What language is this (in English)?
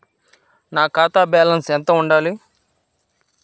Telugu